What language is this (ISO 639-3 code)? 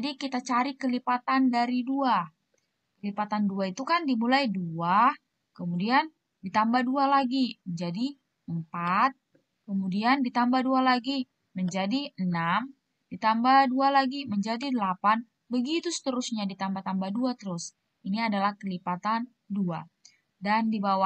ind